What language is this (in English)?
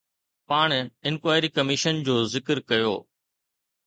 Sindhi